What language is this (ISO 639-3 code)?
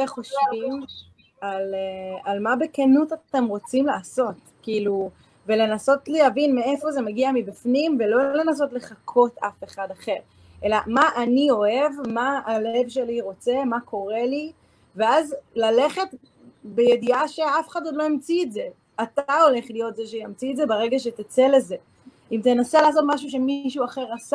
heb